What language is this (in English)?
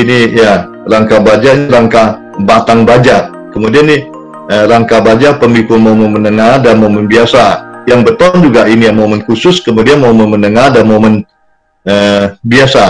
Indonesian